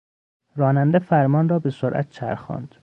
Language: Persian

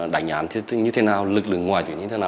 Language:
Vietnamese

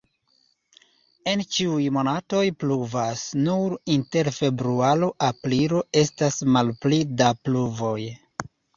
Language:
Esperanto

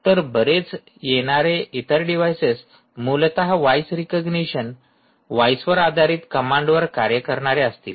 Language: Marathi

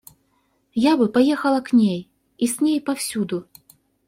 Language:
Russian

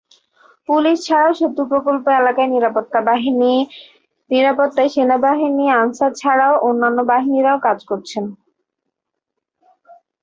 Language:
Bangla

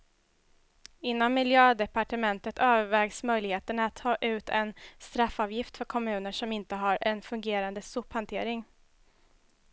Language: Swedish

